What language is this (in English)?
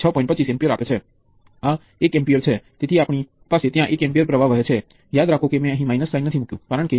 Gujarati